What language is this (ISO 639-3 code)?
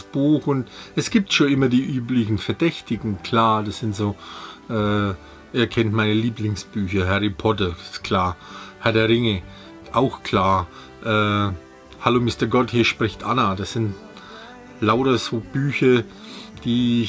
deu